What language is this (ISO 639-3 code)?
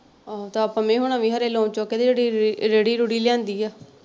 pan